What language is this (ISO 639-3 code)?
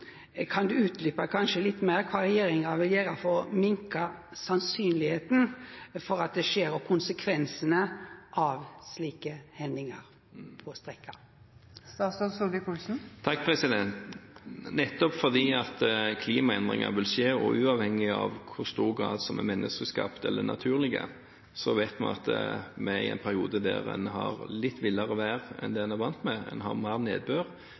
nor